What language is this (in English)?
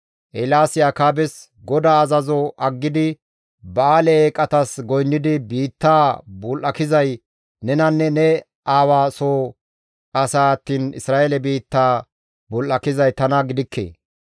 Gamo